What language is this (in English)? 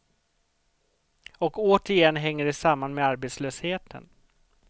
Swedish